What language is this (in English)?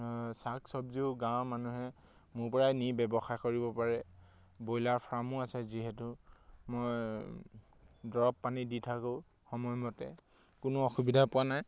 Assamese